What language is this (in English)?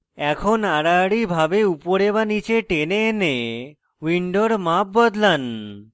Bangla